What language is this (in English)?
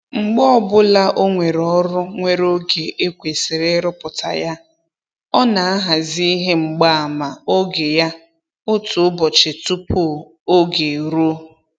Igbo